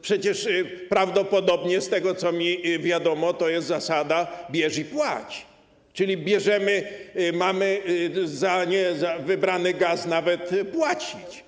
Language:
Polish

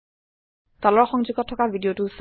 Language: Assamese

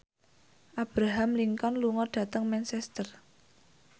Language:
Javanese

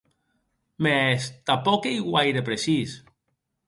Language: Occitan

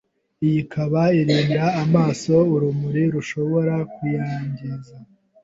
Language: Kinyarwanda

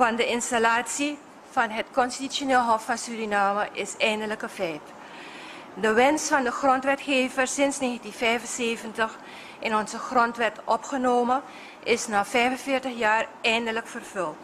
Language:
Dutch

